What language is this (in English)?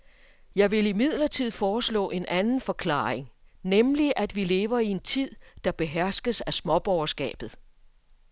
Danish